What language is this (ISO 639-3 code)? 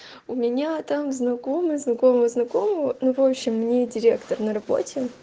rus